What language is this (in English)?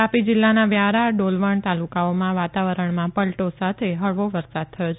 Gujarati